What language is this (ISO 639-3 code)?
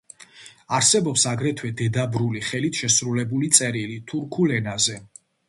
kat